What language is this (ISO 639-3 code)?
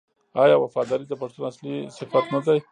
pus